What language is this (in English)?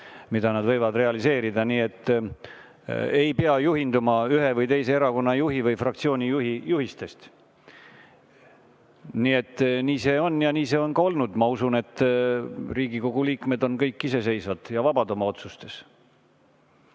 Estonian